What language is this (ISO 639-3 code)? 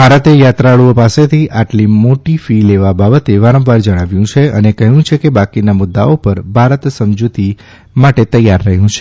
guj